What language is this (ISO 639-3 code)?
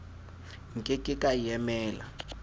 sot